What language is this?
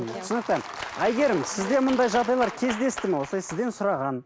Kazakh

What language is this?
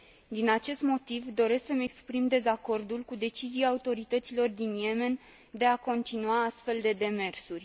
Romanian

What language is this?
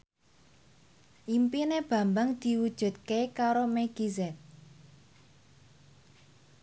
Javanese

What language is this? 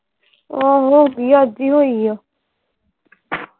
Punjabi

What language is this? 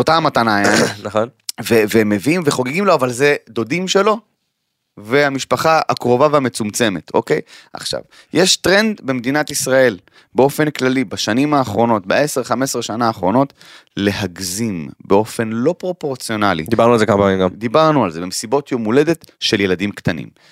Hebrew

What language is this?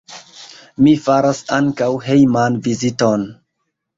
Esperanto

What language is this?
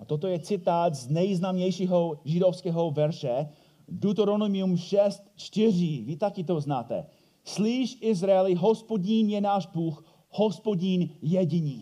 Czech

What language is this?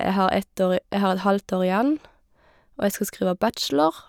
Norwegian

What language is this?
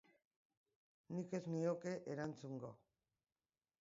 Basque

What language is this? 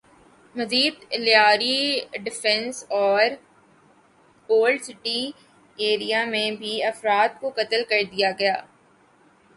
Urdu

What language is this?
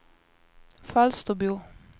Swedish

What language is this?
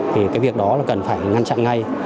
Vietnamese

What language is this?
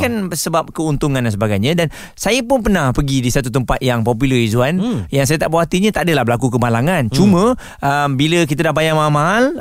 Malay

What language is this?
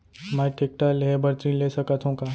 Chhattisgarhi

